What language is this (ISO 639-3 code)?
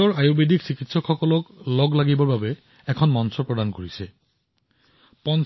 asm